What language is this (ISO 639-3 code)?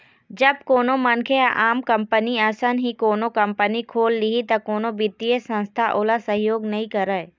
hne